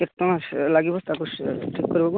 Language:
Odia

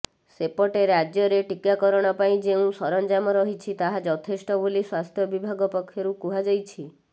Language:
Odia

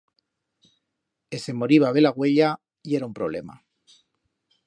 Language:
Aragonese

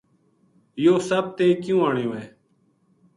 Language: Gujari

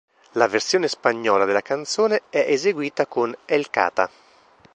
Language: Italian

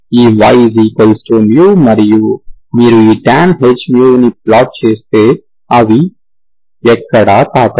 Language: Telugu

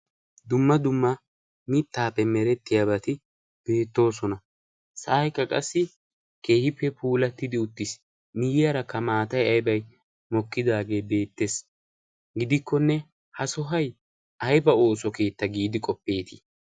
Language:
Wolaytta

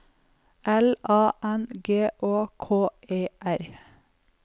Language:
Norwegian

